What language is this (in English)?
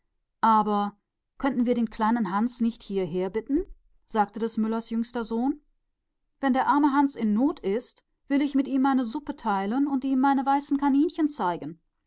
German